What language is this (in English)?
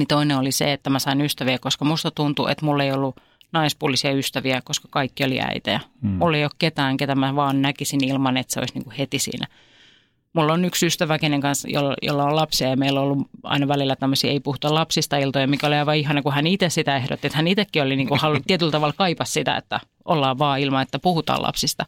Finnish